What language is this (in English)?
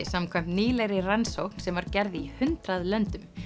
Icelandic